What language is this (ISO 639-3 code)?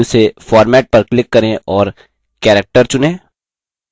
hin